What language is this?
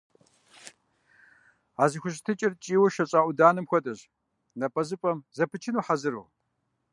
Kabardian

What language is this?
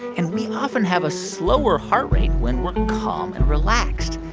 English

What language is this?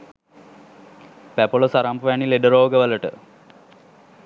Sinhala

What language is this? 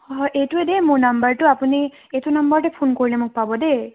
Assamese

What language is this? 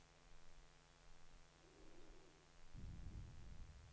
Danish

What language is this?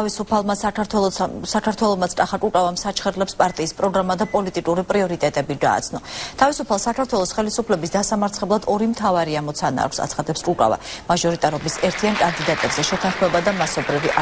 Romanian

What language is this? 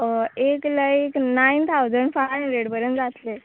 Konkani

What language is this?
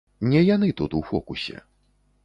Belarusian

